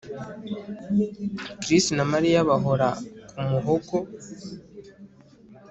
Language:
Kinyarwanda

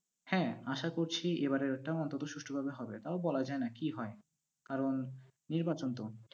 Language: Bangla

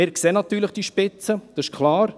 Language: Swiss German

